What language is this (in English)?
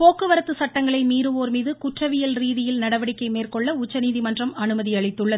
Tamil